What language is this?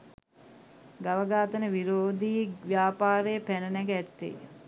Sinhala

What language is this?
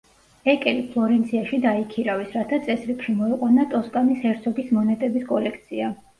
Georgian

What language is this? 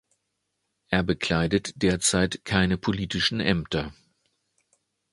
German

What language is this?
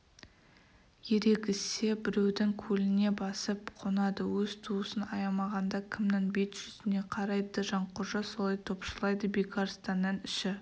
Kazakh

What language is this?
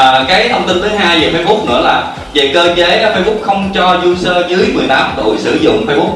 Vietnamese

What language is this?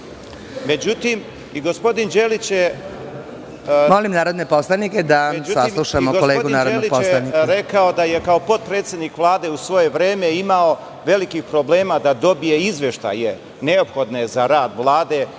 Serbian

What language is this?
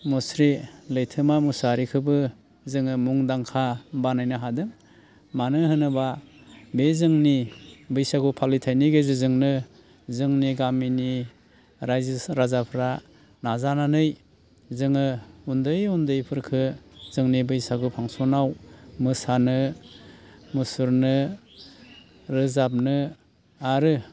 Bodo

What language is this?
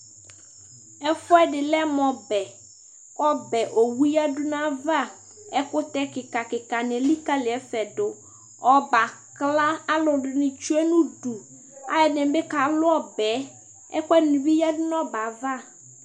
Ikposo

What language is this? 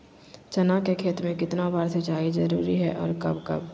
Magahi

